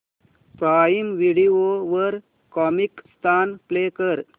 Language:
Marathi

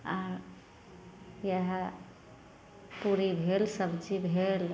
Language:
Maithili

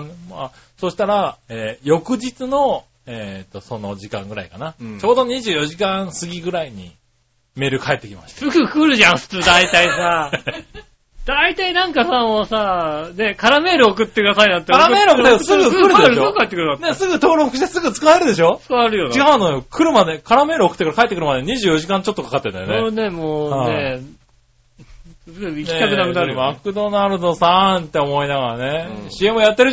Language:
Japanese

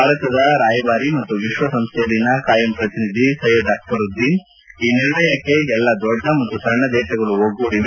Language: Kannada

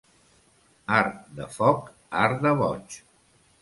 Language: Catalan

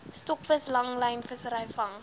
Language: Afrikaans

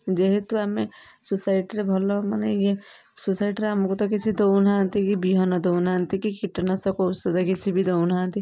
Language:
Odia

